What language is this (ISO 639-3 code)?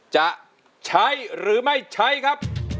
tha